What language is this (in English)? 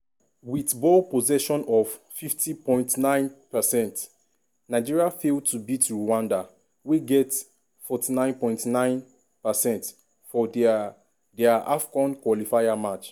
Nigerian Pidgin